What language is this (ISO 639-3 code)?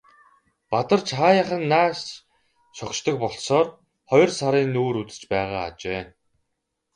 mon